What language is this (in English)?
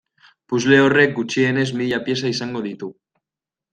Basque